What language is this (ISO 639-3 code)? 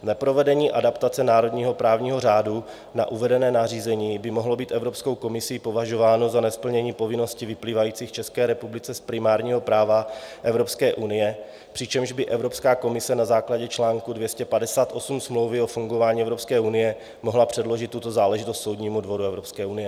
ces